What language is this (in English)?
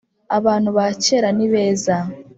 Kinyarwanda